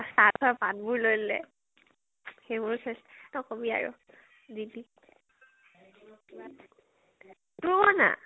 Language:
Assamese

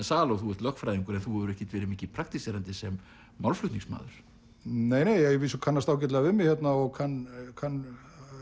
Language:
Icelandic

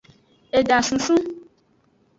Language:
Aja (Benin)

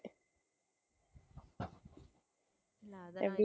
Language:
Tamil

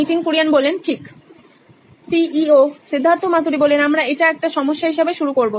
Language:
Bangla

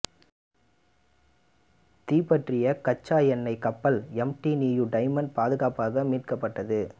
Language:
Tamil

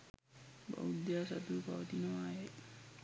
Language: Sinhala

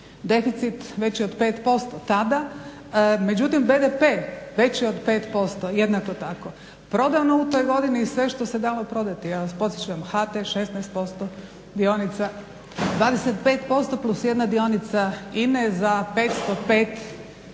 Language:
Croatian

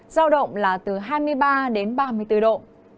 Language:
Vietnamese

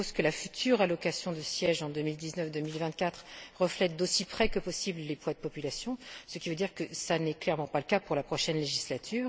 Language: French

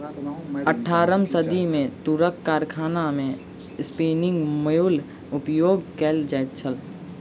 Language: Maithili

